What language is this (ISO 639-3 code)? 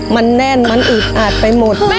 tha